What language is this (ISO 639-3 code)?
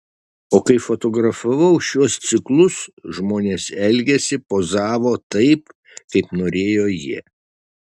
lit